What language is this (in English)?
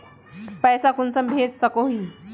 Magahi